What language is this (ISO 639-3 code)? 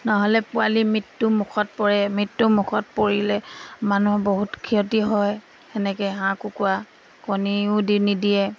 asm